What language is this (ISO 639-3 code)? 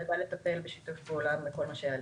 heb